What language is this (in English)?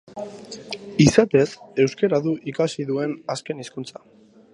Basque